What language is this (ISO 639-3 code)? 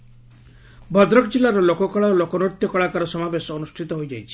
ori